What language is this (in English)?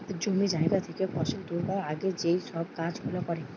Bangla